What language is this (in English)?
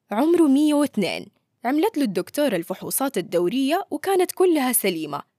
Arabic